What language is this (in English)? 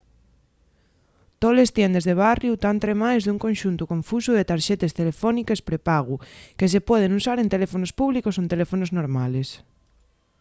Asturian